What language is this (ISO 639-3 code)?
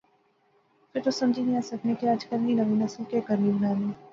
phr